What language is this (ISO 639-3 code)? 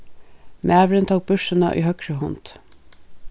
fao